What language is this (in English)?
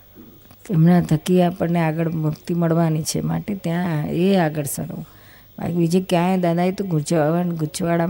Gujarati